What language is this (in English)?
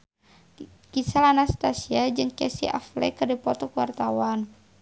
Sundanese